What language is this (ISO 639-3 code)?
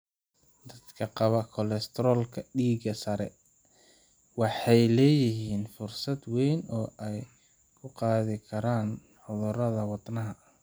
som